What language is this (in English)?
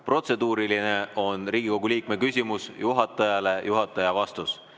Estonian